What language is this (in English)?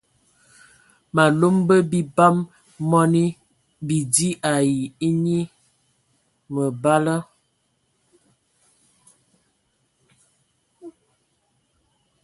Ewondo